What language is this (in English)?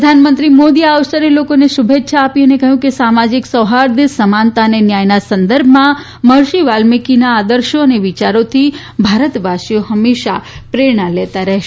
Gujarati